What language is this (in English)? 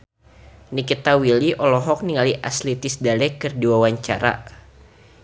Sundanese